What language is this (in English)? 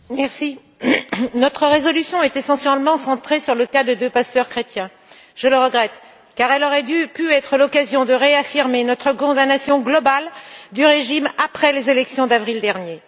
French